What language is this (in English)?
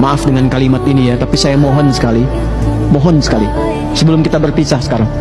Indonesian